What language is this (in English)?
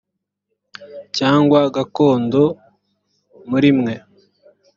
Kinyarwanda